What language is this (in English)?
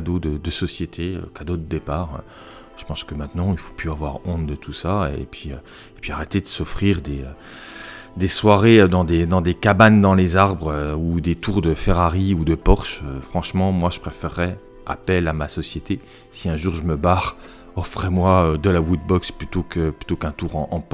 French